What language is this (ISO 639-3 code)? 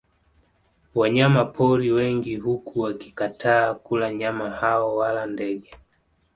swa